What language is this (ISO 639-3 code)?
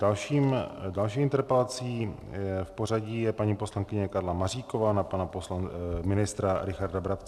ces